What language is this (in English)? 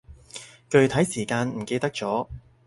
Cantonese